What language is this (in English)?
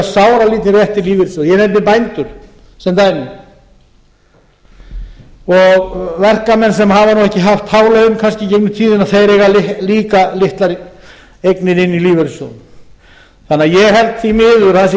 Icelandic